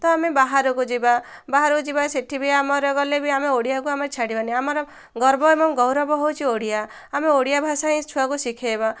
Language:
Odia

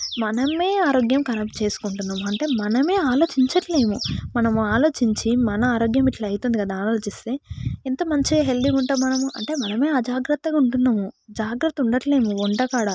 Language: Telugu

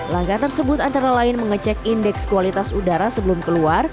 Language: Indonesian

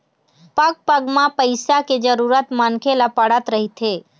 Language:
Chhattisgarhi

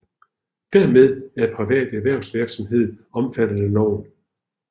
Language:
Danish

